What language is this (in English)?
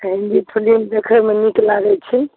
Maithili